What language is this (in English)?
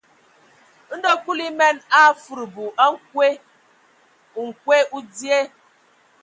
Ewondo